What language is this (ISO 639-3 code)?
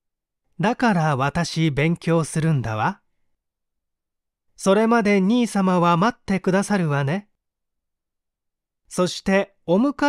jpn